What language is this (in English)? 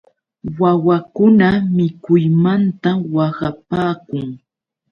Yauyos Quechua